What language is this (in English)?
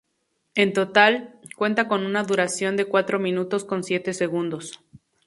Spanish